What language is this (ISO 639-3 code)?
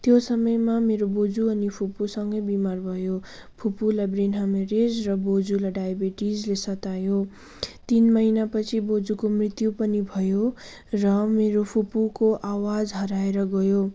nep